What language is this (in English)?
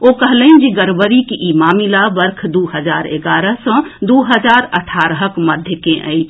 Maithili